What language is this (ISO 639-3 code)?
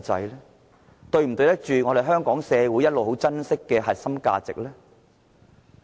yue